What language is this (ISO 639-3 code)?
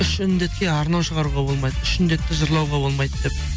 kaz